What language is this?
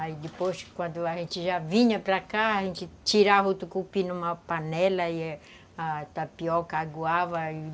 Portuguese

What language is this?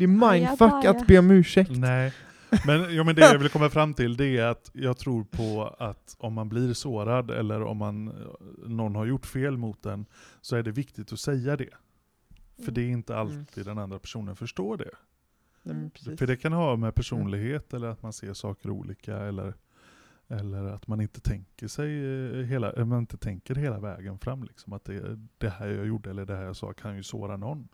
Swedish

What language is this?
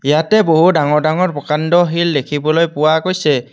Assamese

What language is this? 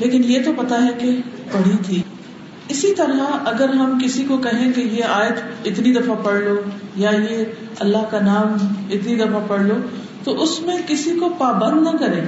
Urdu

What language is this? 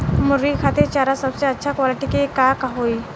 Bhojpuri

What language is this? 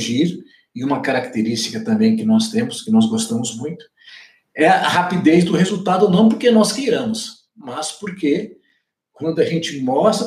Portuguese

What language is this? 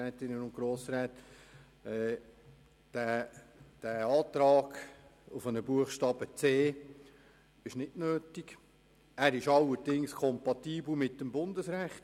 Swiss German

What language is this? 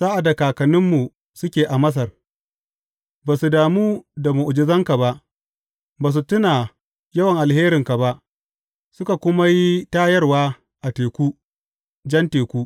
Hausa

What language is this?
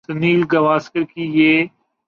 Urdu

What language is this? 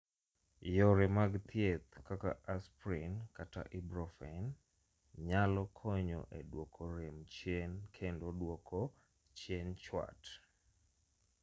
Luo (Kenya and Tanzania)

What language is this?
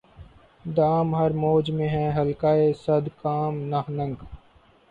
Urdu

